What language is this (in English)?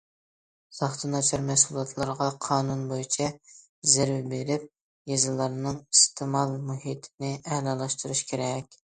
Uyghur